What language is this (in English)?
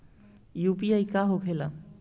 Bhojpuri